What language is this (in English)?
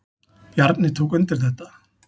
Icelandic